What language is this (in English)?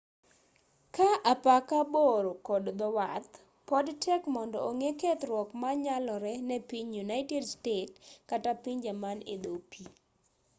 Luo (Kenya and Tanzania)